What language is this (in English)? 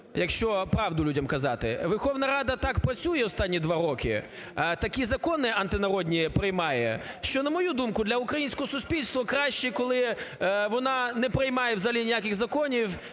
Ukrainian